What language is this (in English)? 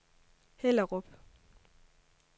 Danish